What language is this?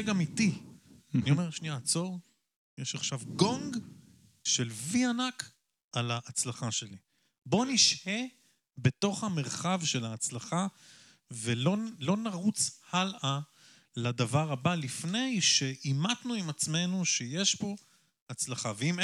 Hebrew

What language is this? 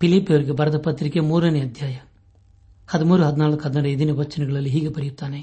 Kannada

